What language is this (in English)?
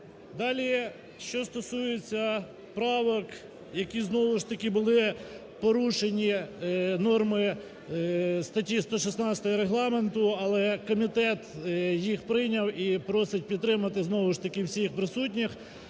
Ukrainian